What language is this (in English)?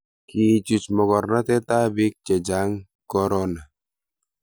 Kalenjin